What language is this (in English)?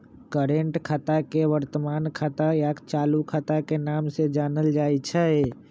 Magahi